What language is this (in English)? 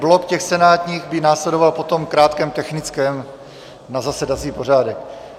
Czech